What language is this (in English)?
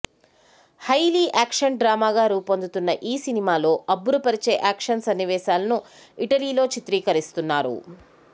Telugu